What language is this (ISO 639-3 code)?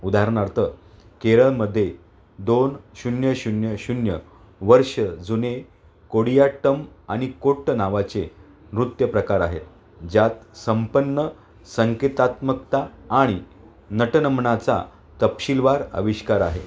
mar